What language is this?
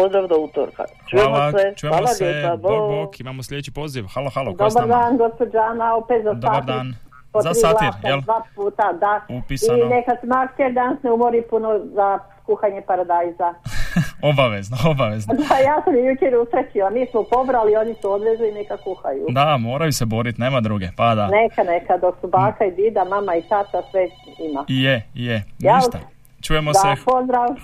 Croatian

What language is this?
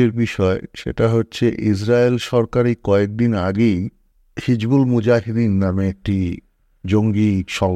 Bangla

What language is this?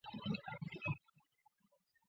Chinese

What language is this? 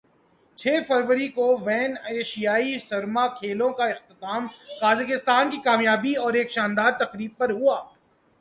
Urdu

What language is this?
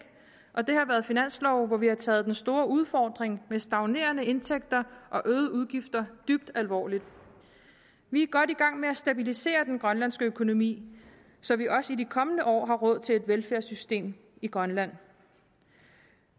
Danish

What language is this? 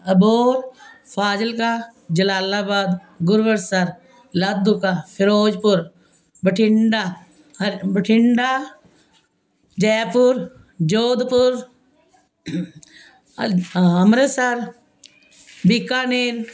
Punjabi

